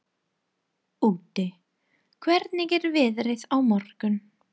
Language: Icelandic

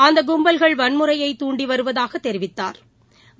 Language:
Tamil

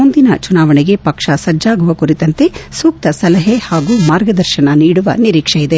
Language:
Kannada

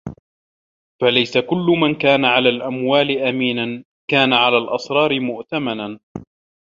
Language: Arabic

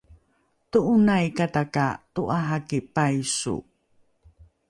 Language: Rukai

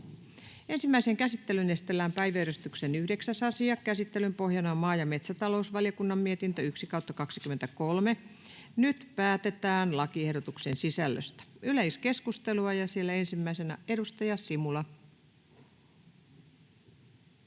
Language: Finnish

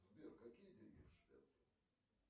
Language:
Russian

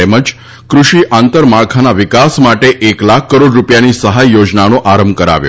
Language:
Gujarati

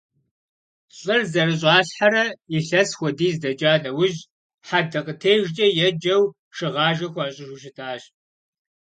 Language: Kabardian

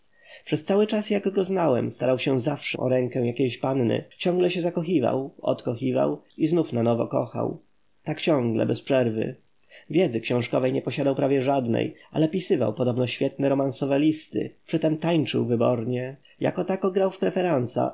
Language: Polish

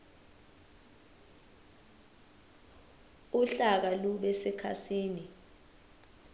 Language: Zulu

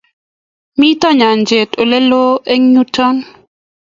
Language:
Kalenjin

